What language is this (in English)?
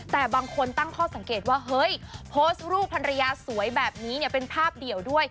Thai